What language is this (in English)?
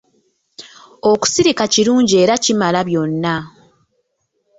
Ganda